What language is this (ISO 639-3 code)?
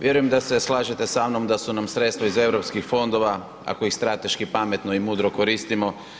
hrv